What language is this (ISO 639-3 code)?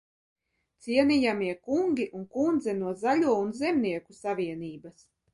lav